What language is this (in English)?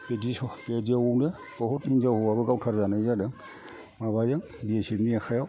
Bodo